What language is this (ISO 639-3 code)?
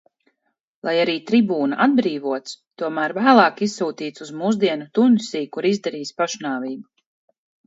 lav